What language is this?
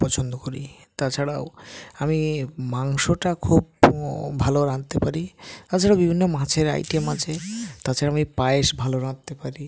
Bangla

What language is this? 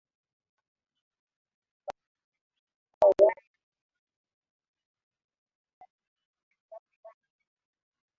Swahili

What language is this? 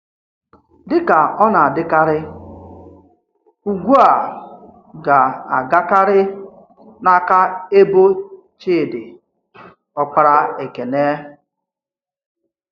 Igbo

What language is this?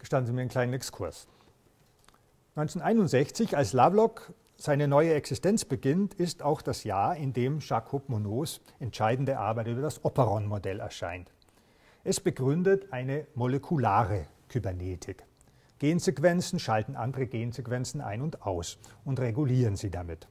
German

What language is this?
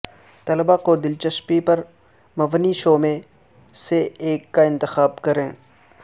Urdu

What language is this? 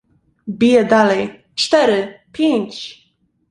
Polish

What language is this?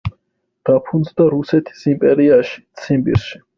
Georgian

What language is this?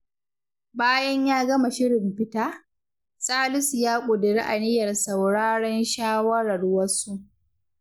Hausa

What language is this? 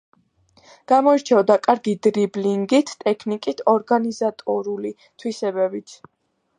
Georgian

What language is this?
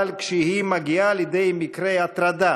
Hebrew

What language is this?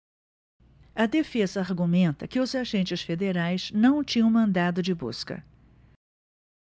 Portuguese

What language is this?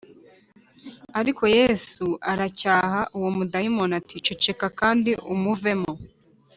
Kinyarwanda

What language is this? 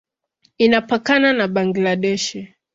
Swahili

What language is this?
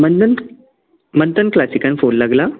Konkani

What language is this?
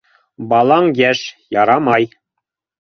Bashkir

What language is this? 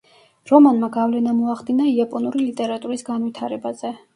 Georgian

